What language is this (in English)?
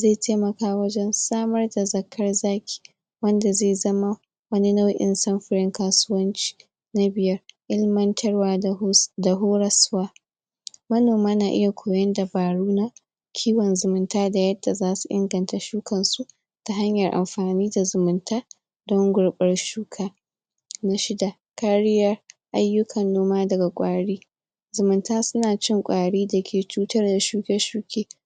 Hausa